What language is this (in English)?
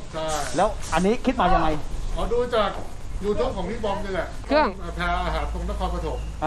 Thai